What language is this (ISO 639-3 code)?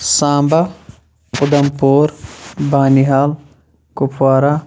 kas